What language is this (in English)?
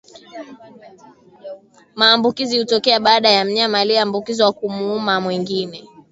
Swahili